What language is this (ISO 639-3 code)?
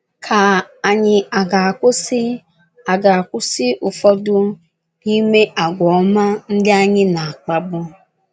ibo